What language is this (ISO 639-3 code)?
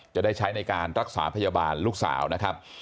tha